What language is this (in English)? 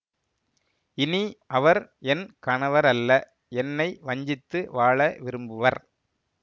Tamil